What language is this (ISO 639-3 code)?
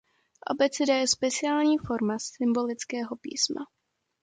ces